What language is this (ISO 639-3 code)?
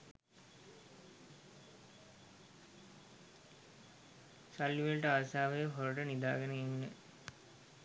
sin